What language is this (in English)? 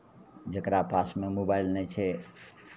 Maithili